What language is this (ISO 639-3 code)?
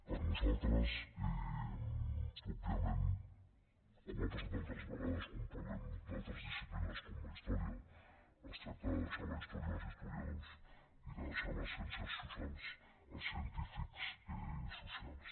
cat